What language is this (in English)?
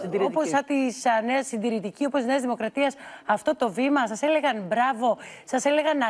Greek